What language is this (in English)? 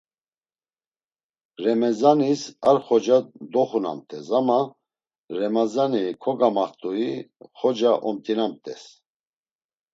Laz